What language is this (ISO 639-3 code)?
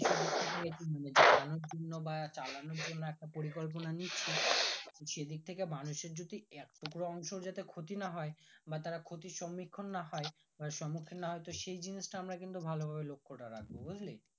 ben